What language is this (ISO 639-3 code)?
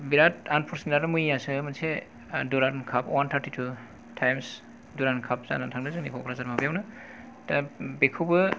brx